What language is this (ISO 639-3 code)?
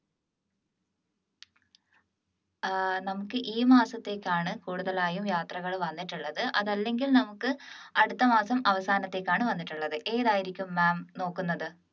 mal